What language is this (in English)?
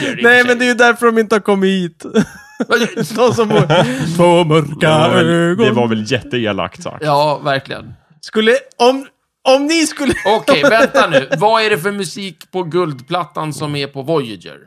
Swedish